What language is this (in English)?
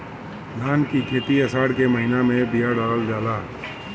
Bhojpuri